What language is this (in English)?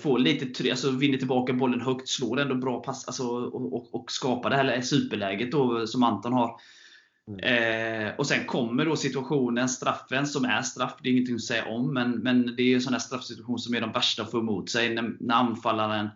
Swedish